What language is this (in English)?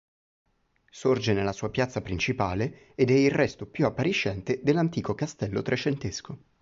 Italian